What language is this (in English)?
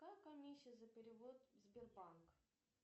Russian